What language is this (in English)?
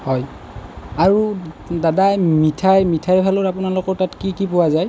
Assamese